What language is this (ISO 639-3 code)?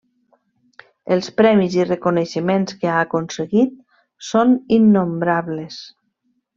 cat